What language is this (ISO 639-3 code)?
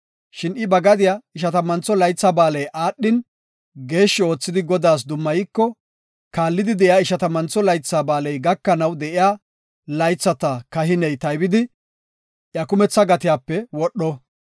gof